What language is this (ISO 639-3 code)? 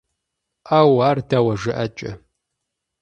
kbd